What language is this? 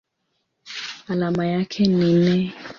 Swahili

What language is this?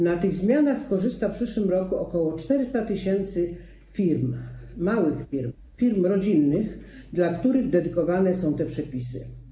Polish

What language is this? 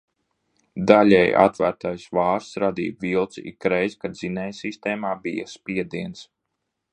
Latvian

